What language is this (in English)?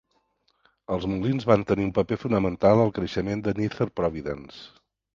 Catalan